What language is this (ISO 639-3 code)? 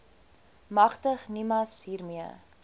afr